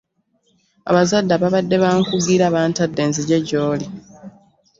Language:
Ganda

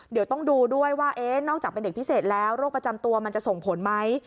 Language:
Thai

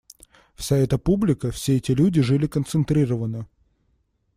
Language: Russian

